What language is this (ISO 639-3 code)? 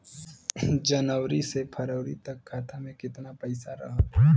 bho